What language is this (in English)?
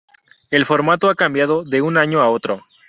Spanish